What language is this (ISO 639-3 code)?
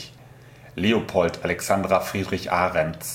deu